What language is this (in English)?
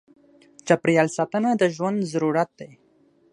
Pashto